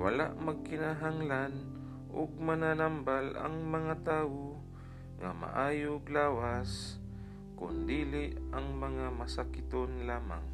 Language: Filipino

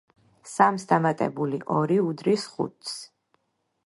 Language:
Georgian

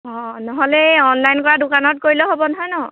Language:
Assamese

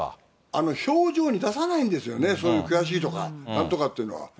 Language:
Japanese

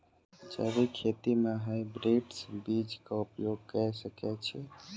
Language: Maithili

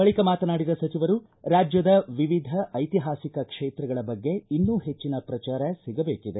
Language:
Kannada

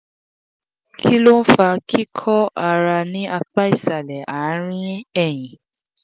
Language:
Yoruba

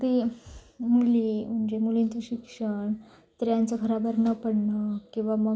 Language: Marathi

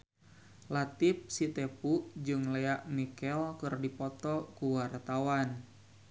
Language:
Sundanese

